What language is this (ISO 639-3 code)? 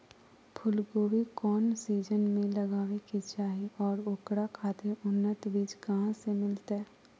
mag